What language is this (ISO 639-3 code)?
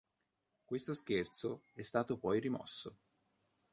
ita